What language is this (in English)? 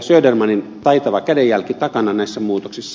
Finnish